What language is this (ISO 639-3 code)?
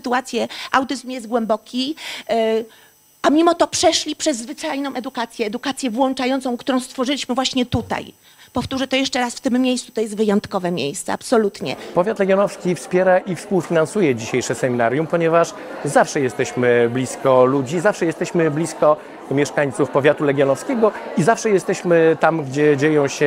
pol